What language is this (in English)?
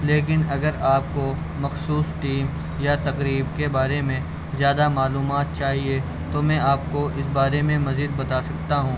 Urdu